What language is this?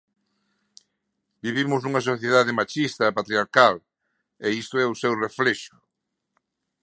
Galician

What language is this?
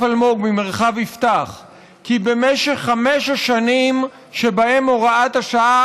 Hebrew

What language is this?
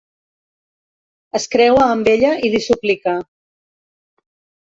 Catalan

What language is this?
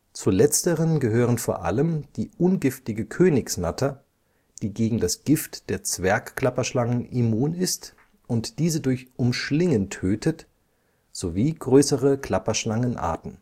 German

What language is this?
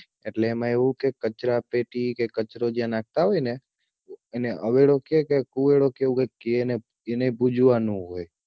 Gujarati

